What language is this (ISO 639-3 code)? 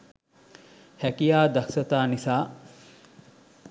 sin